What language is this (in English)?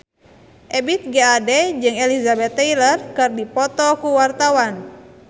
Sundanese